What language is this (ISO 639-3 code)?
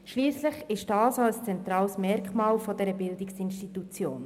gsw